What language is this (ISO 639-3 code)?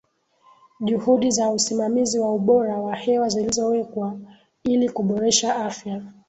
swa